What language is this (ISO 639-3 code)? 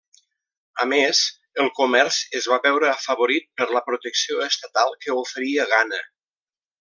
cat